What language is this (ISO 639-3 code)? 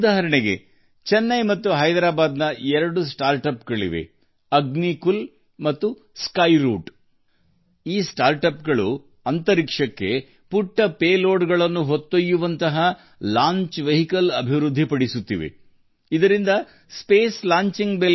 kan